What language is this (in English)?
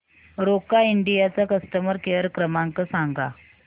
Marathi